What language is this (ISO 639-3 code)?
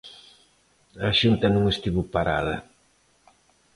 glg